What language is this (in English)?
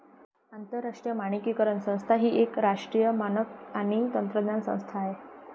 Marathi